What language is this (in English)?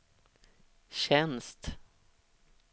Swedish